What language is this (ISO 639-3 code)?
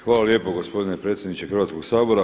hrv